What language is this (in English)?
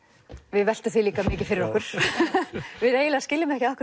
Icelandic